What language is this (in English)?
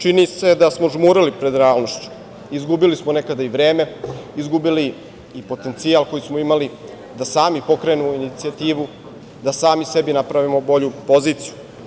Serbian